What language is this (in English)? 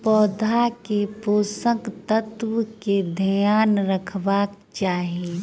Maithili